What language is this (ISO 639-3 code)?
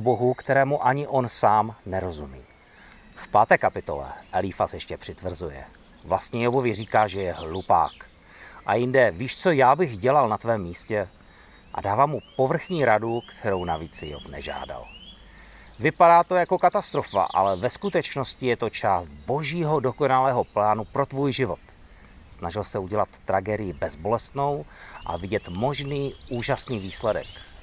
ces